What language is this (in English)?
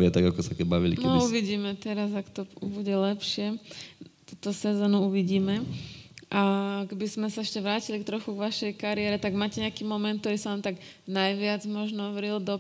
Slovak